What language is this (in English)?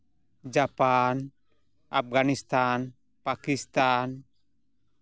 Santali